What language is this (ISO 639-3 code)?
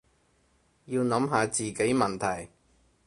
yue